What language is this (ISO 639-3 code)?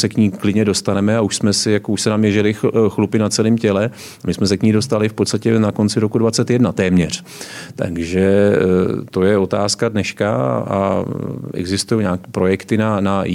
ces